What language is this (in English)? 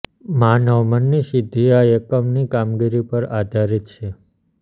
Gujarati